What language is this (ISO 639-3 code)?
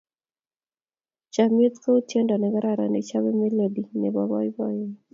kln